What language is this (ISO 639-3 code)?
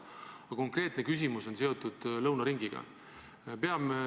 est